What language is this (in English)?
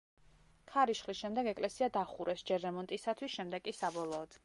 Georgian